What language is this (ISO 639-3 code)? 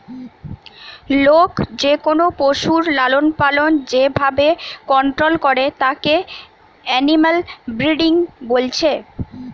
ben